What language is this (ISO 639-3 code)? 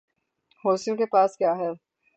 urd